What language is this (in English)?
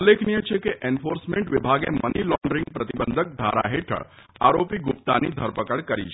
Gujarati